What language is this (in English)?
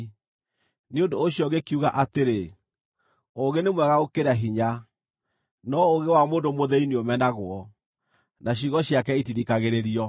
Kikuyu